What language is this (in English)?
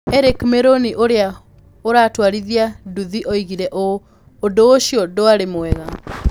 Kikuyu